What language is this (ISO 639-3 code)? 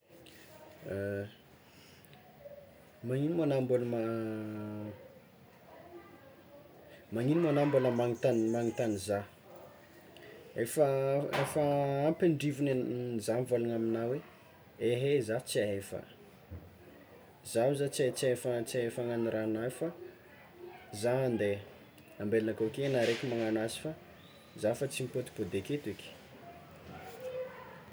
xmw